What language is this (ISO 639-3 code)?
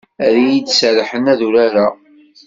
kab